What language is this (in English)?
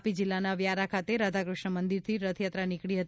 Gujarati